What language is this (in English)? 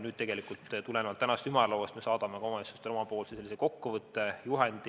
Estonian